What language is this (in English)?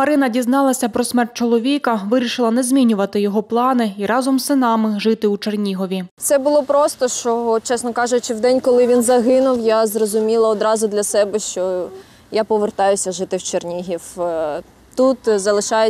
Ukrainian